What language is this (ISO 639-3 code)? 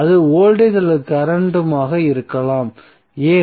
tam